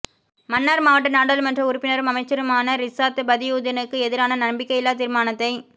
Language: Tamil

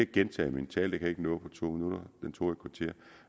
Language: Danish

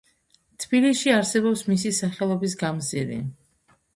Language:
Georgian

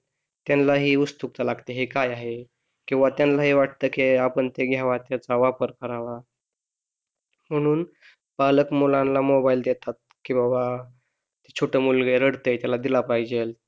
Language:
Marathi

